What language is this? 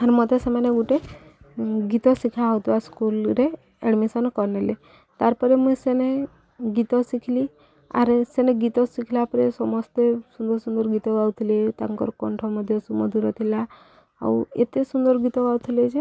Odia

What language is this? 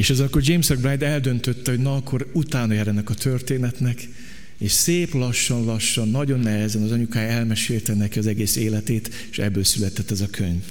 Hungarian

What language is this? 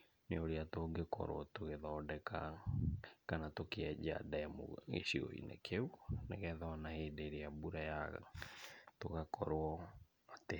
Kikuyu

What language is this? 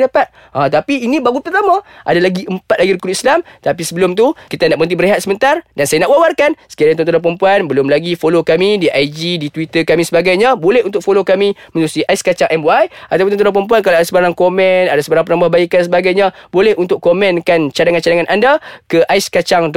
Malay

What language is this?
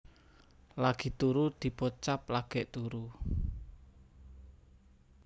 Javanese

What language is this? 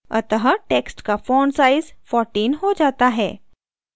Hindi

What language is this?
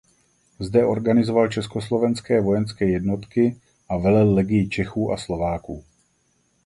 Czech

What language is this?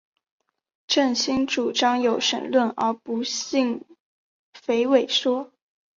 Chinese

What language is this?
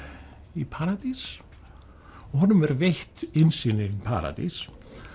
Icelandic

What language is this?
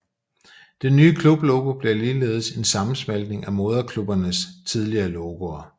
Danish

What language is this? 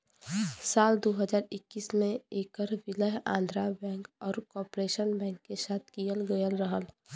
Bhojpuri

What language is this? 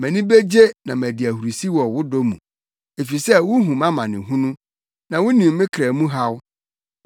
Akan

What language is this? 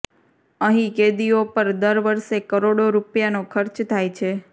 Gujarati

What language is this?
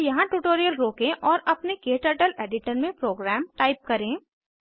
Hindi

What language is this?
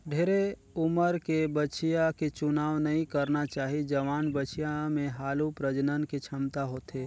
Chhattisgarhi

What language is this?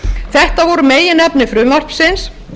Icelandic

